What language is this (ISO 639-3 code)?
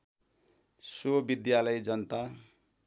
nep